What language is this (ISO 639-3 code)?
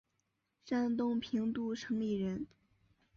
zho